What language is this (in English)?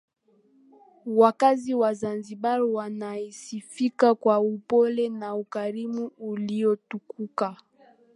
Swahili